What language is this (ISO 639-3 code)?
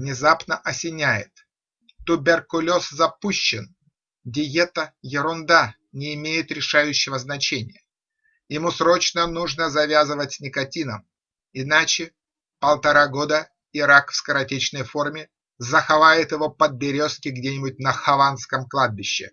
rus